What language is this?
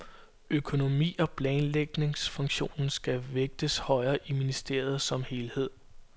Danish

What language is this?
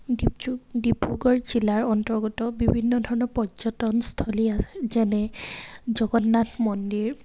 Assamese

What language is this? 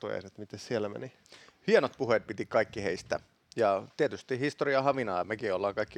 Finnish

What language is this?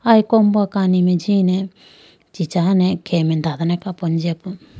Idu-Mishmi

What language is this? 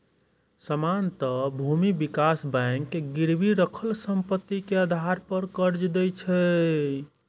Maithili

